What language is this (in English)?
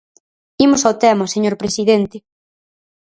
Galician